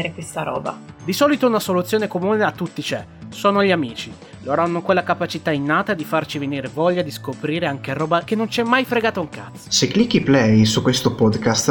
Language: Italian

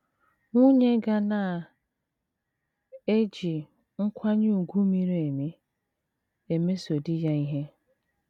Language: Igbo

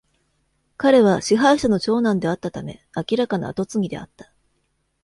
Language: Japanese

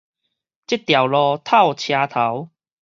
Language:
Min Nan Chinese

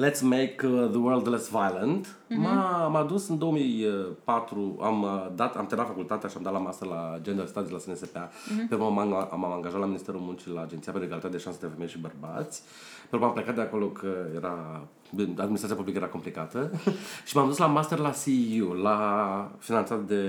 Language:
Romanian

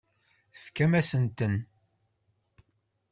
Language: Kabyle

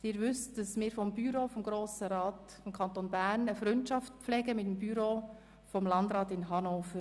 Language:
Swiss German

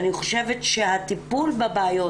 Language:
Hebrew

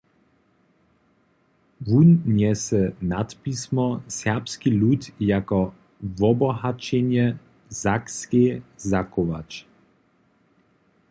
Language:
Upper Sorbian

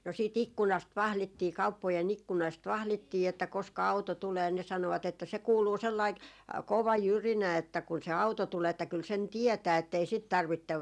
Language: Finnish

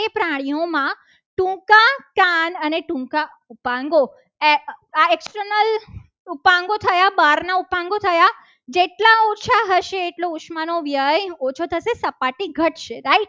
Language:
Gujarati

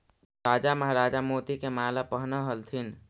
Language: Magahi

